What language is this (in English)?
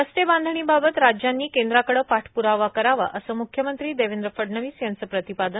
Marathi